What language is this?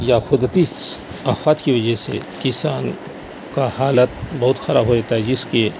Urdu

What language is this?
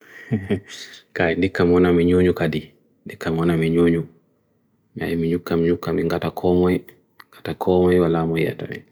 Bagirmi Fulfulde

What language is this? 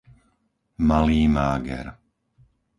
Slovak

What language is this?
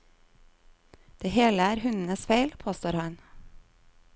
Norwegian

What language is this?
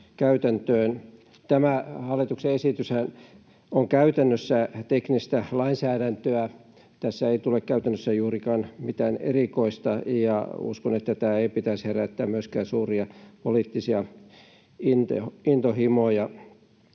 Finnish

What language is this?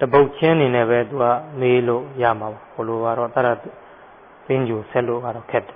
Thai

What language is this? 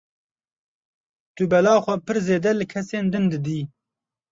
Kurdish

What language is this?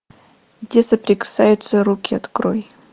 Russian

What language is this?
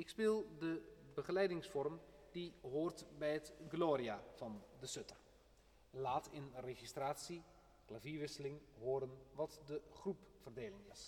Dutch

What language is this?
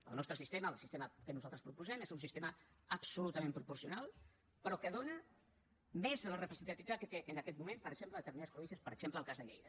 Catalan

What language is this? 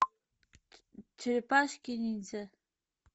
Russian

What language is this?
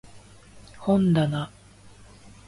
Japanese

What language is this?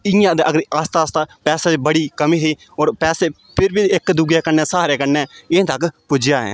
Dogri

